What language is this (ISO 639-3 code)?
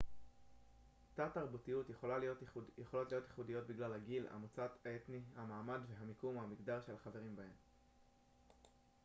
heb